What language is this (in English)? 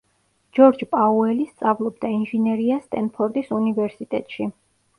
Georgian